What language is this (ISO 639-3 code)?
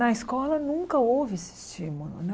por